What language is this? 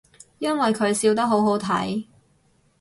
Cantonese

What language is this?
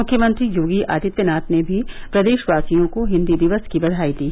Hindi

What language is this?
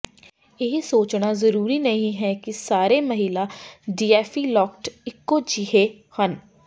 Punjabi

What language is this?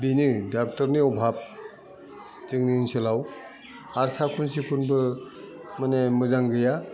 Bodo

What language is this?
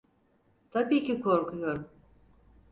Turkish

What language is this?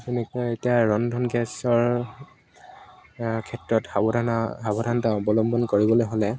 Assamese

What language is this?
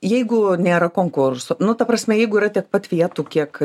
Lithuanian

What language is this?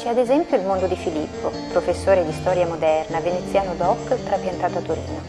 Italian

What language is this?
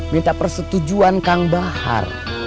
Indonesian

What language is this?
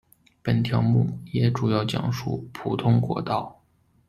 Chinese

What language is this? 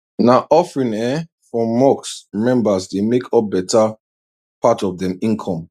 Nigerian Pidgin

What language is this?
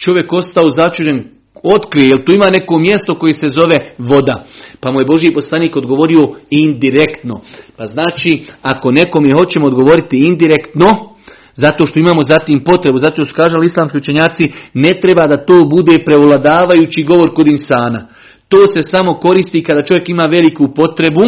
Croatian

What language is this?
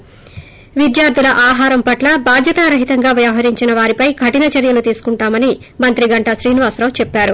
Telugu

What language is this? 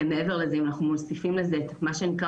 Hebrew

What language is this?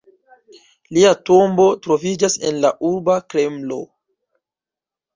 Esperanto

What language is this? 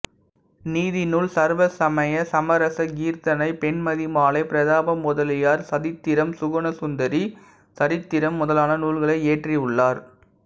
Tamil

